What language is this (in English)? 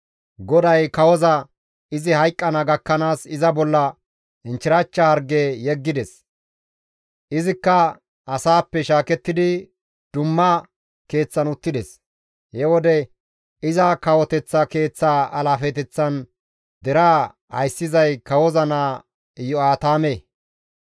Gamo